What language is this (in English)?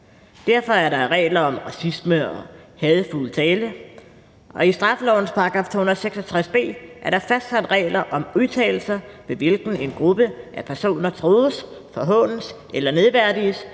Danish